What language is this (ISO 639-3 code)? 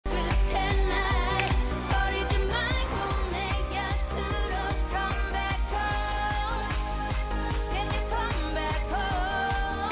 kor